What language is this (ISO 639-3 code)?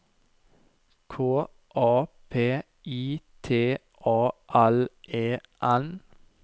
nor